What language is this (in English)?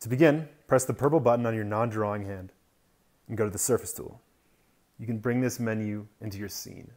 English